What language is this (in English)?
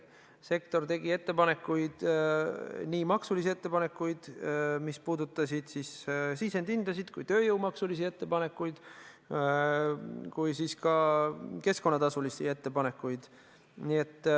Estonian